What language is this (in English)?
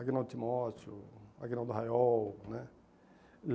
Portuguese